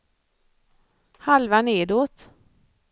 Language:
Swedish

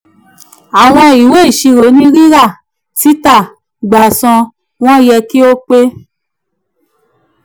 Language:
Yoruba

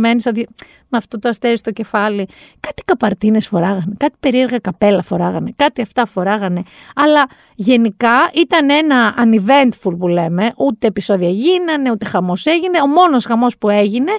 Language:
Greek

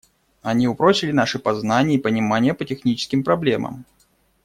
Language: Russian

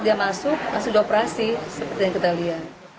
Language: Indonesian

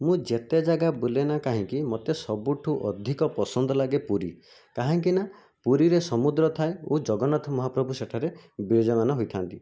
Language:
Odia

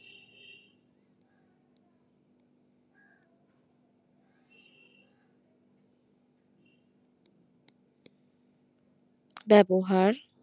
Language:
Bangla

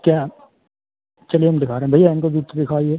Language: Hindi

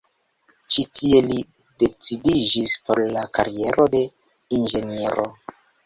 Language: Esperanto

